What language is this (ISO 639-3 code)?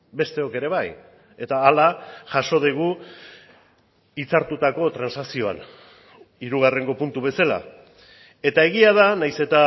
eus